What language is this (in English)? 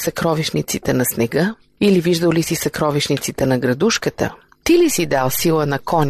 Bulgarian